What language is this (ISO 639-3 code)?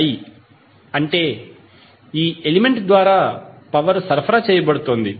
tel